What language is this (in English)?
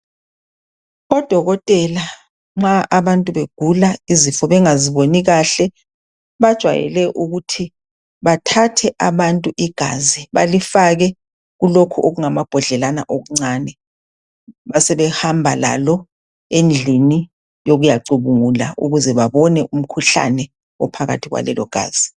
North Ndebele